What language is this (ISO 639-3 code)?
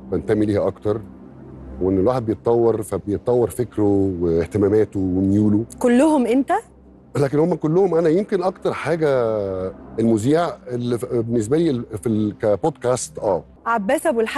ara